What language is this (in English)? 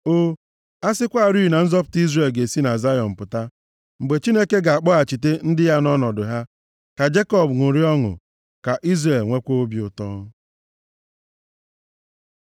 Igbo